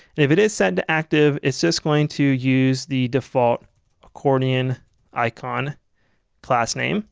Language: English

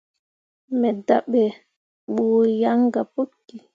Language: Mundang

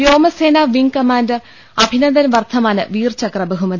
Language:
Malayalam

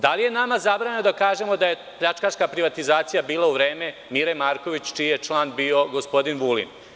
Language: Serbian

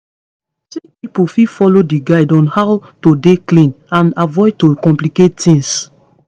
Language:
Nigerian Pidgin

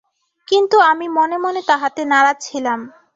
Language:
Bangla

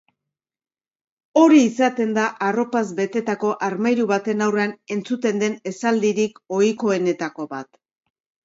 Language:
Basque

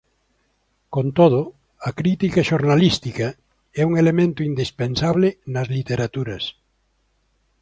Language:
Galician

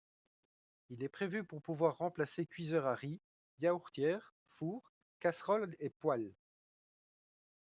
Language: French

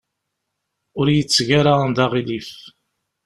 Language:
Kabyle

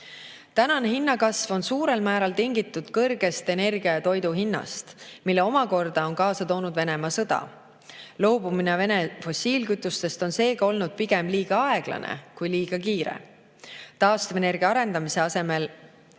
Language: Estonian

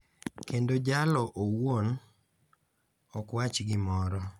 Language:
Luo (Kenya and Tanzania)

